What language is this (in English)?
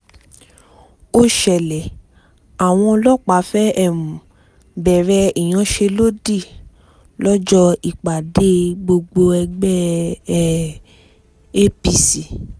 Yoruba